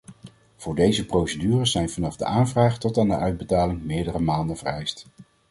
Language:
Dutch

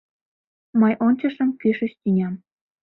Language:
Mari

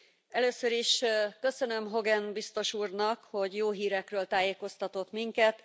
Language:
Hungarian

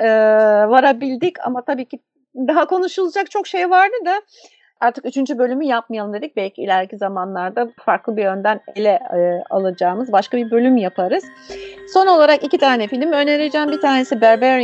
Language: Turkish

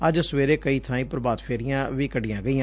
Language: Punjabi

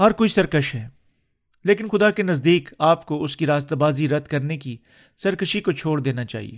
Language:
Urdu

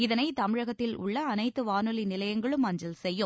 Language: Tamil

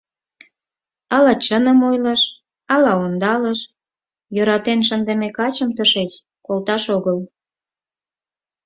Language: Mari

